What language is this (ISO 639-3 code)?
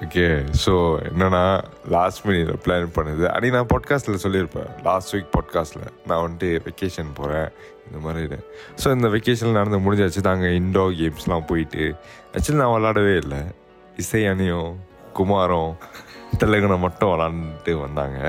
tam